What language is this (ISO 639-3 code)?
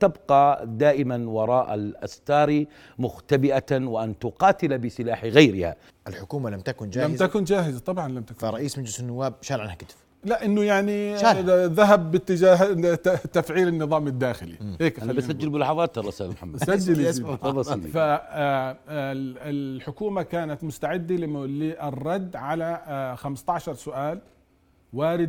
ara